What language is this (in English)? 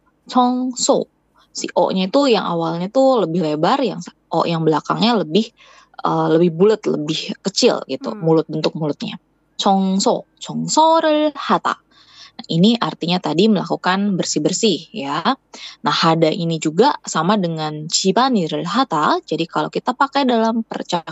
Indonesian